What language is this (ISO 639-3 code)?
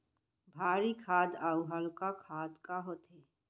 hne